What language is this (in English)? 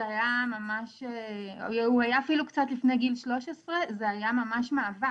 Hebrew